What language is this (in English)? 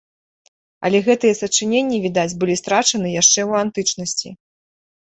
Belarusian